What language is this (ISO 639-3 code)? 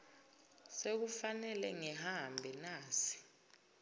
zul